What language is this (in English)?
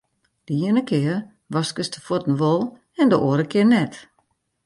Western Frisian